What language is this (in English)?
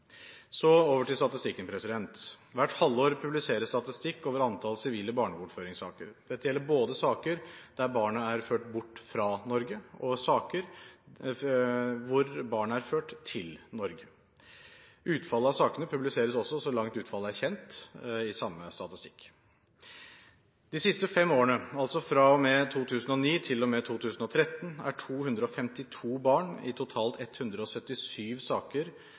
Norwegian Bokmål